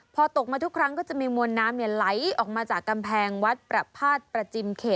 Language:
Thai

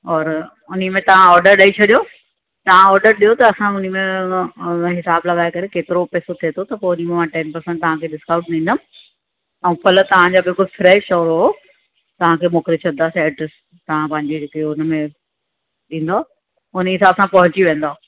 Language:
Sindhi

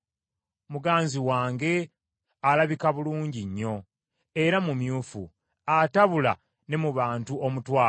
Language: Ganda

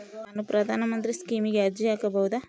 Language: Kannada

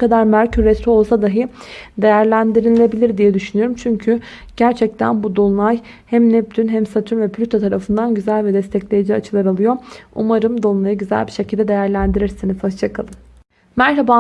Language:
Turkish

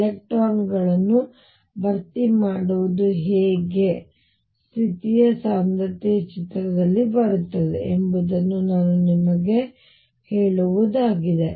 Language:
Kannada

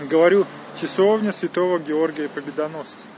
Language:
Russian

